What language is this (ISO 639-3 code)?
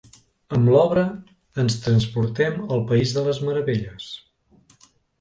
cat